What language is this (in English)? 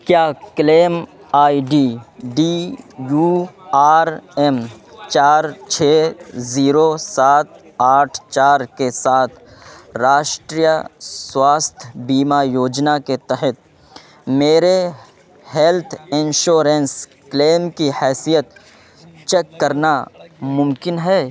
Urdu